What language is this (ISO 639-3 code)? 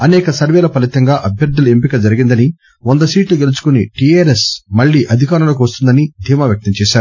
tel